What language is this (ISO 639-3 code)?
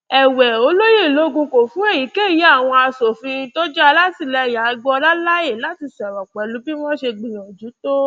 yor